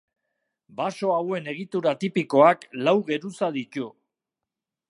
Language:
Basque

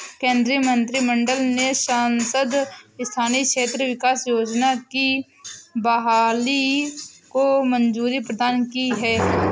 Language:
Hindi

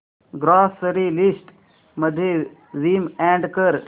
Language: Marathi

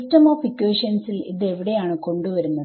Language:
Malayalam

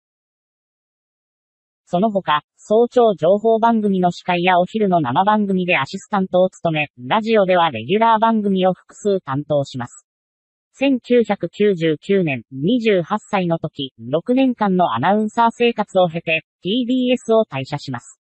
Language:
Japanese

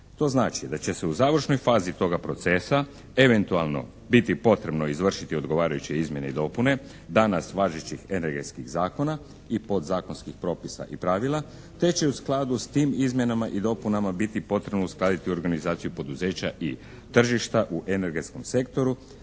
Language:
Croatian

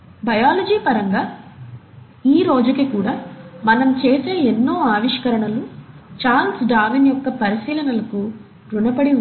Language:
Telugu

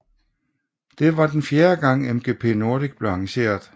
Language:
Danish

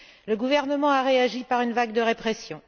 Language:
French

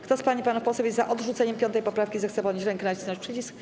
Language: Polish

